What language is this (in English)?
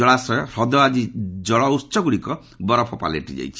Odia